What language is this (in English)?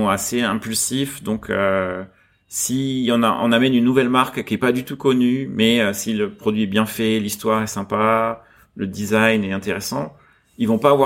French